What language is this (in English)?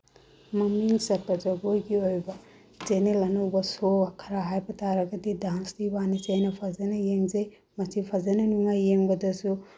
Manipuri